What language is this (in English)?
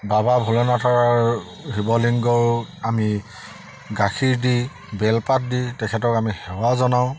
Assamese